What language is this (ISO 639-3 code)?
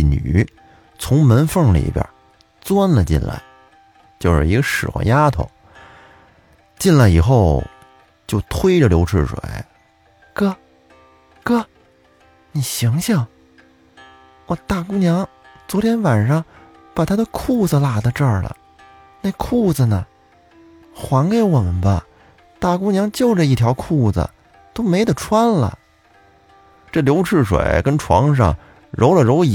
zho